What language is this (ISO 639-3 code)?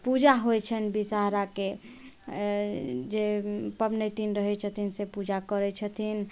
mai